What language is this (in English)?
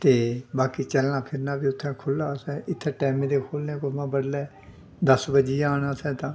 Dogri